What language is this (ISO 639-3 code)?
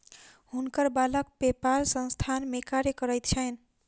mai